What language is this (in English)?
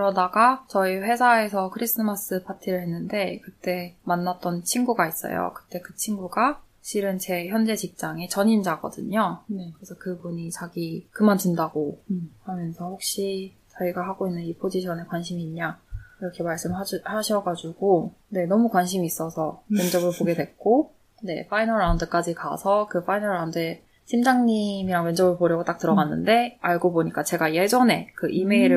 Korean